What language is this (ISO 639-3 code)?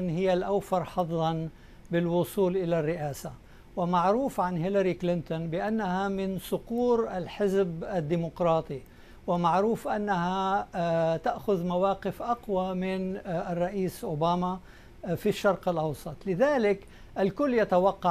ara